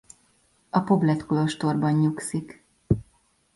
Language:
Hungarian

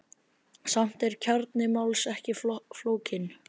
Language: Icelandic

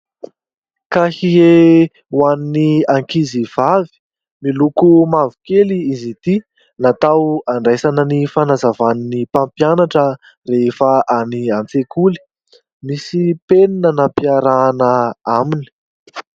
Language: Malagasy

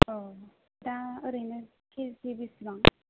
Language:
Bodo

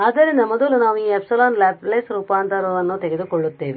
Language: Kannada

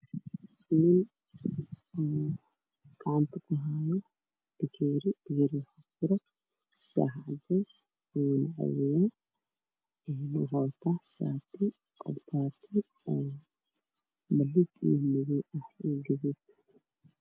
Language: Somali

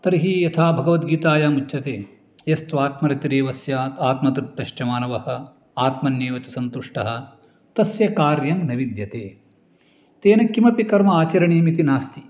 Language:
Sanskrit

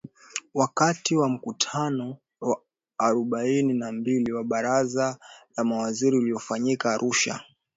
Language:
Swahili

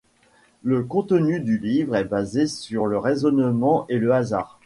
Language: French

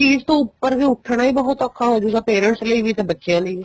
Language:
Punjabi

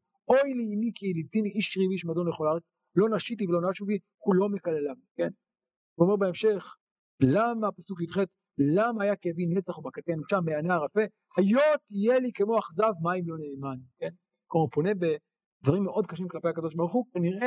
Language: Hebrew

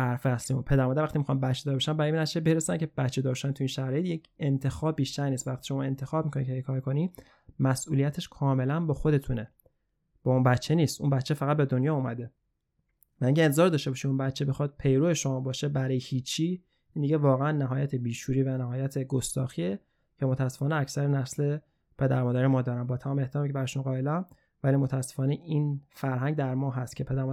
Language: Persian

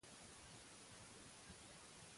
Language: Catalan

